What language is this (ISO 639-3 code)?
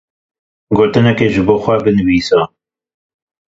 kur